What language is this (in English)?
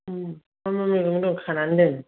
Bodo